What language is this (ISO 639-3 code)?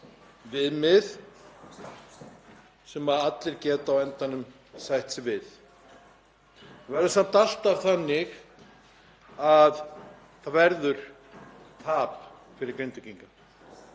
isl